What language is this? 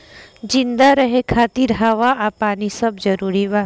Bhojpuri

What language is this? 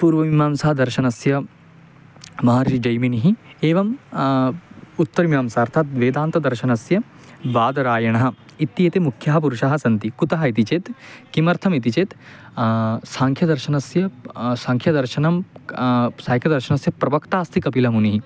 Sanskrit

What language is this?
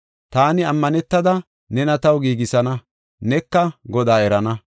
Gofa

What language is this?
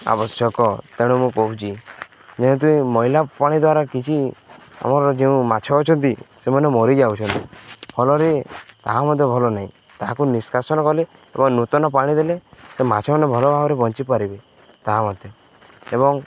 Odia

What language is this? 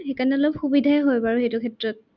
Assamese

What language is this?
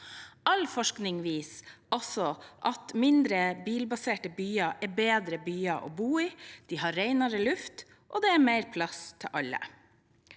Norwegian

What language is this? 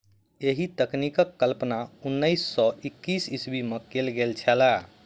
Maithili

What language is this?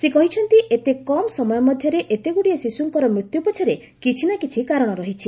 Odia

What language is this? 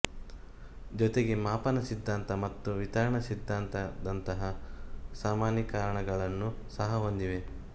Kannada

